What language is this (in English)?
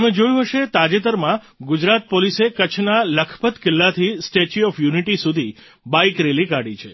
Gujarati